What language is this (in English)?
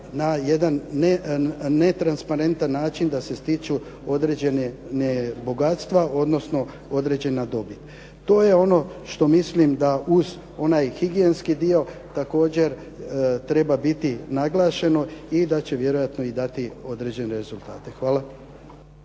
Croatian